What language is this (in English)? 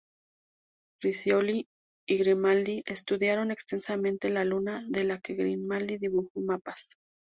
Spanish